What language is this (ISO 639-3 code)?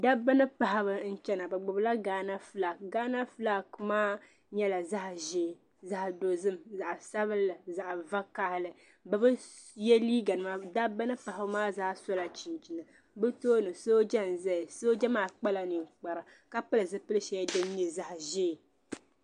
dag